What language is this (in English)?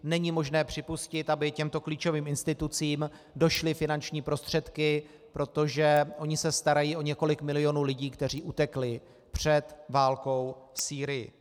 Czech